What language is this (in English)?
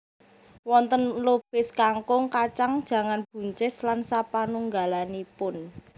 Javanese